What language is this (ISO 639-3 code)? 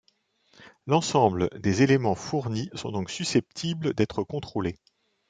fra